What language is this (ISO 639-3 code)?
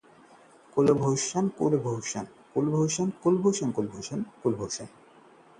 hin